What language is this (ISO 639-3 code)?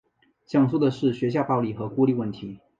zho